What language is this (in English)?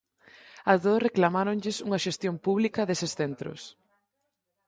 Galician